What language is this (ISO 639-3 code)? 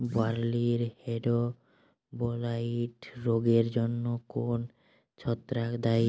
ben